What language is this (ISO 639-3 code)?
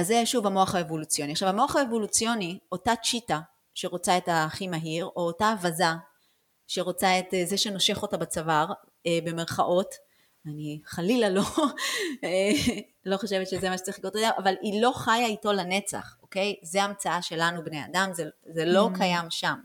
heb